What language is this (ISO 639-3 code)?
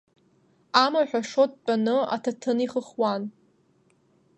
abk